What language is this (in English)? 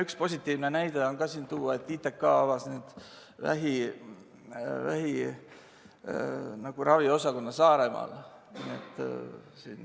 Estonian